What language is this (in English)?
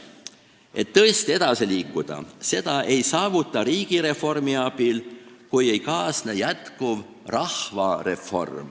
Estonian